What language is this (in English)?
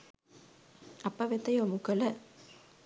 Sinhala